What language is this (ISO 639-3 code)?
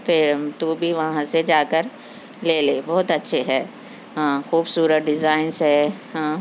urd